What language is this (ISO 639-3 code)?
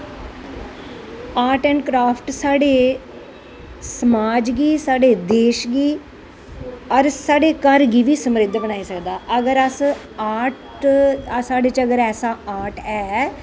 doi